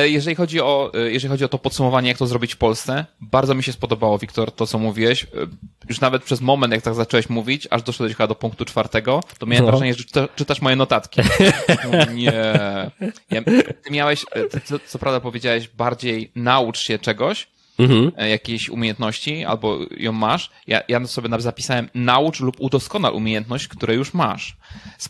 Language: Polish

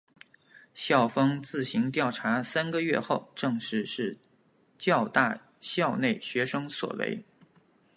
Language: Chinese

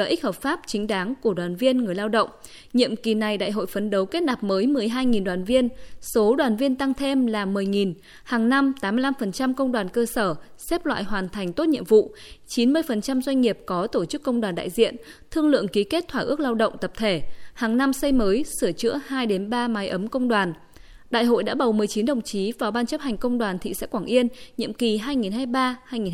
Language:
Vietnamese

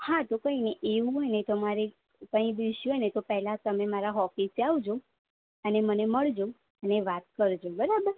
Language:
Gujarati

